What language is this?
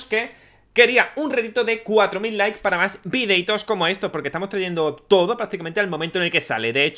Spanish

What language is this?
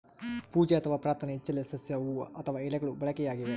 Kannada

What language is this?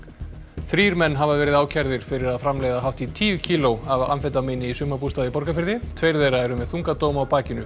Icelandic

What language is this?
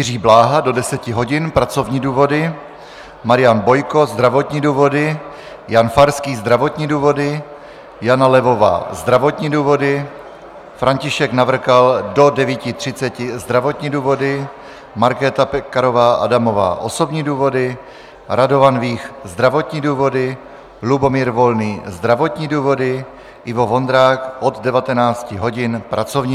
Czech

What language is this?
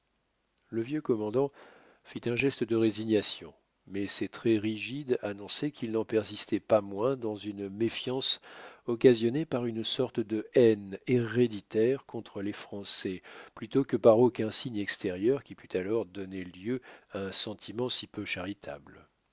French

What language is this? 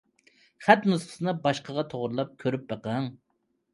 Uyghur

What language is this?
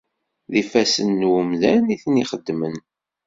Kabyle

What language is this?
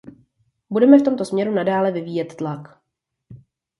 Czech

